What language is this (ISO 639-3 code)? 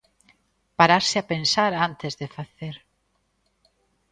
glg